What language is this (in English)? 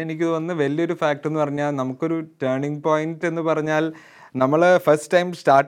Malayalam